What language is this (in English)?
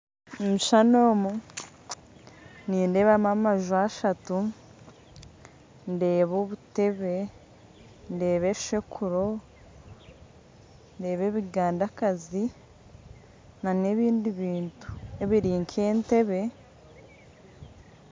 Nyankole